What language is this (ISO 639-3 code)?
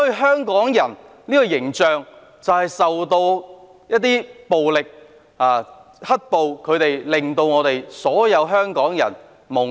yue